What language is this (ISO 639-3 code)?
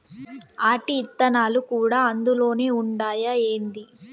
tel